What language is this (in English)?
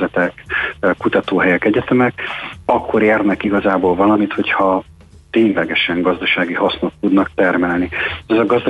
Hungarian